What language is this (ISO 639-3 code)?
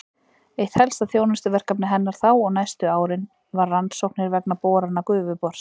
isl